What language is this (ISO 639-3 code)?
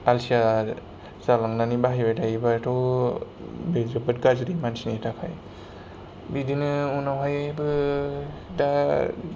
brx